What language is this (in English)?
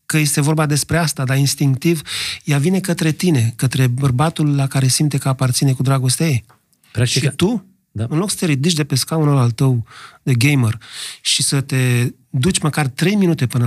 Romanian